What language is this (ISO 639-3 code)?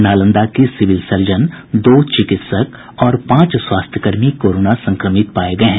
hin